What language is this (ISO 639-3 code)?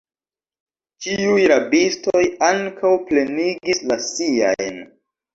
epo